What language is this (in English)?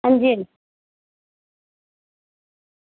Dogri